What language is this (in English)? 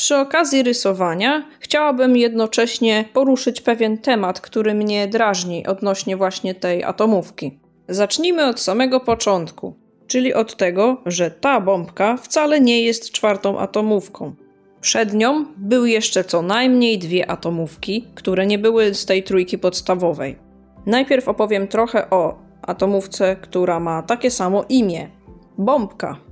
Polish